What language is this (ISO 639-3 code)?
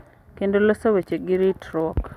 luo